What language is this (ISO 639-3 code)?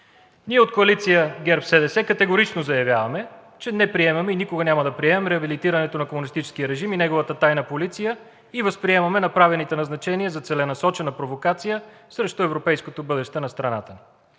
bul